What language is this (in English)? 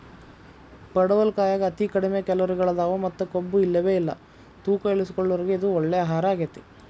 Kannada